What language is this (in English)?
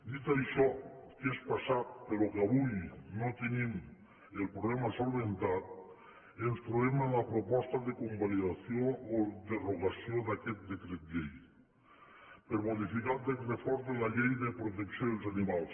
Catalan